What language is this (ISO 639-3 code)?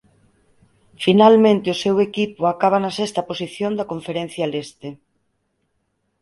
glg